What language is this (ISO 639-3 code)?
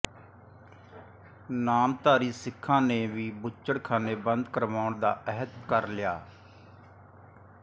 pan